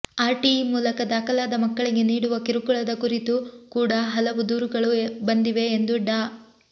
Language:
Kannada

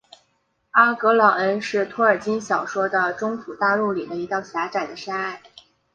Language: Chinese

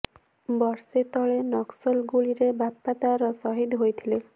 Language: Odia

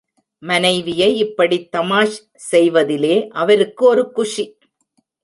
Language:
Tamil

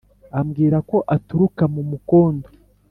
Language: Kinyarwanda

